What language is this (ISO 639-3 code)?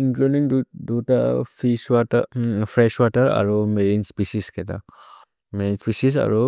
mrr